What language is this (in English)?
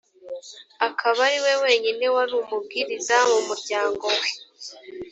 Kinyarwanda